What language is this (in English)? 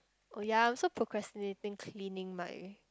English